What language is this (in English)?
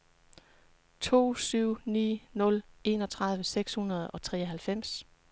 Danish